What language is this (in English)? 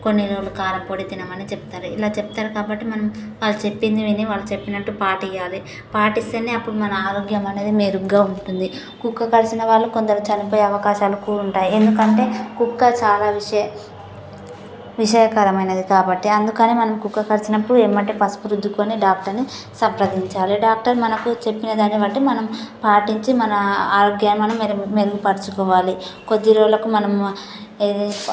Telugu